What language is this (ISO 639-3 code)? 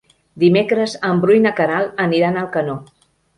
cat